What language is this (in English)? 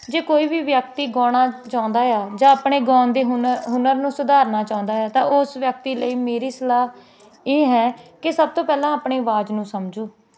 Punjabi